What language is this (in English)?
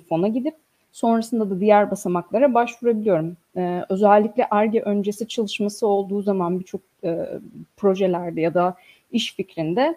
Turkish